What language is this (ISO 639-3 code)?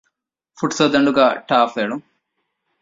div